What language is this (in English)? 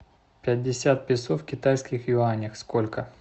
Russian